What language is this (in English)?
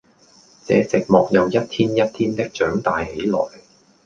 Cantonese